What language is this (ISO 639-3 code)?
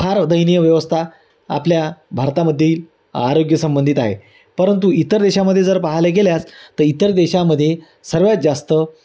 mar